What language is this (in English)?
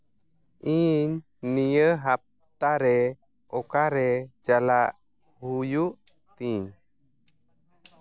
Santali